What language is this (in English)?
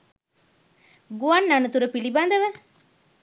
Sinhala